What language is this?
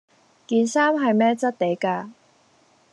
Cantonese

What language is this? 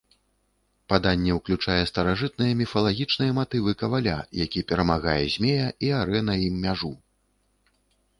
Belarusian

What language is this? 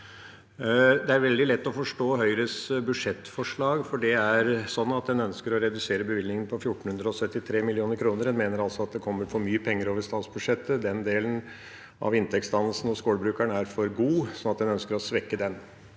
Norwegian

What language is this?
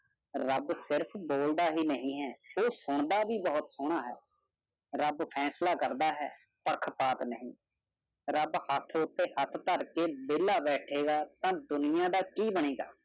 Punjabi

